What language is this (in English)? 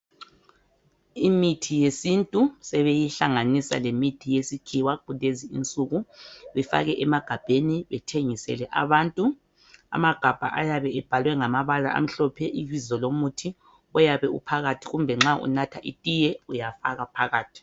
North Ndebele